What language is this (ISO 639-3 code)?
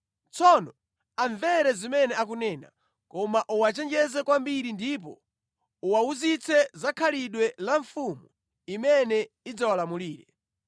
nya